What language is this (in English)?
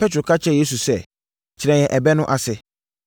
Akan